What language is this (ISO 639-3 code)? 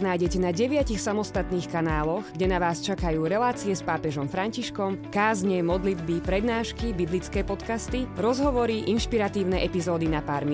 slk